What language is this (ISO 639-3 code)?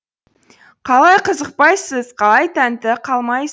kaz